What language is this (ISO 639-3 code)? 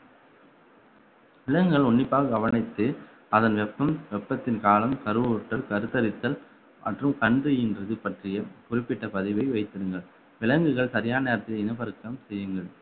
tam